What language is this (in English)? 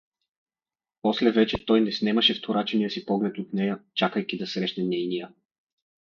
Bulgarian